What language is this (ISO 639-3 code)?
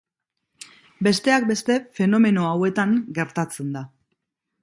eus